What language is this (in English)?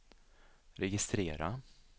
Swedish